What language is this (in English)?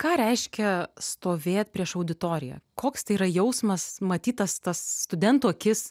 Lithuanian